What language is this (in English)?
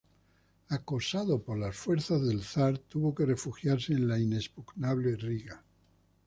Spanish